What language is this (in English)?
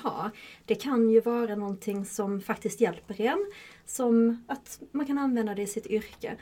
Swedish